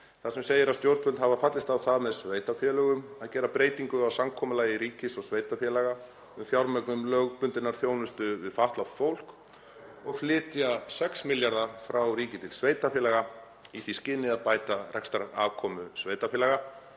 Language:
Icelandic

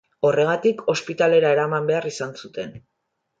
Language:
Basque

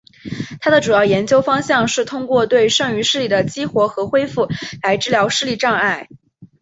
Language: Chinese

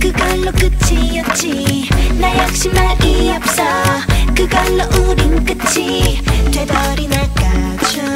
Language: Korean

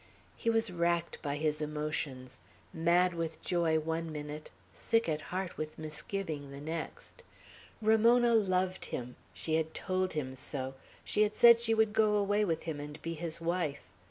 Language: English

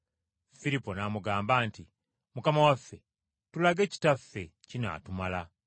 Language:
Ganda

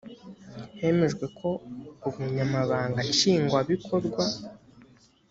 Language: Kinyarwanda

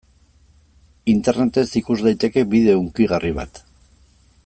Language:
Basque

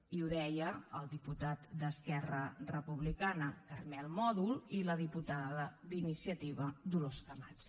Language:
Catalan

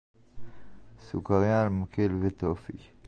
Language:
Hebrew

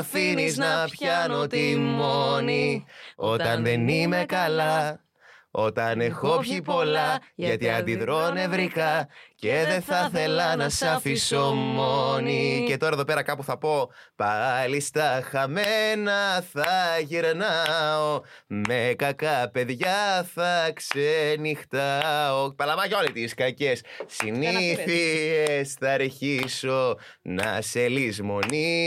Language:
Greek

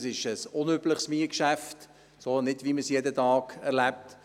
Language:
Swiss German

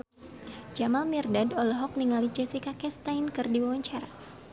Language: Sundanese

